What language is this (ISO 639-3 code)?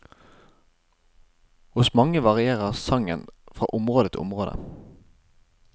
nor